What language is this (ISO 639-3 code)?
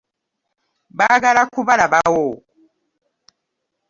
lug